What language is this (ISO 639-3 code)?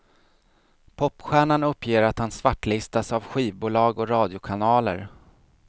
swe